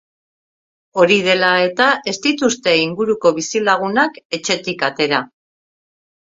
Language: Basque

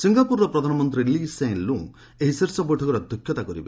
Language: Odia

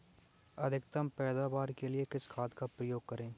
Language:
Hindi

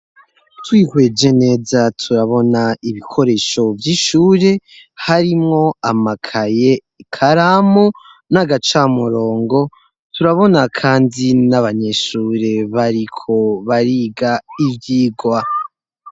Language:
Rundi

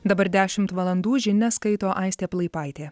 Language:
Lithuanian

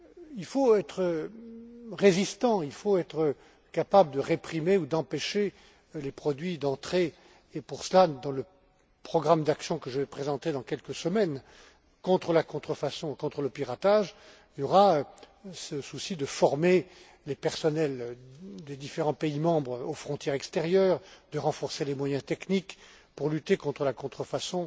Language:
French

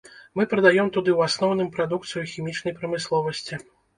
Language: Belarusian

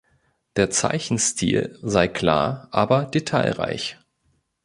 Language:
German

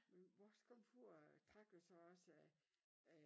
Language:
Danish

